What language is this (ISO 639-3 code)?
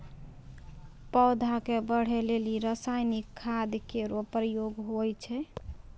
mai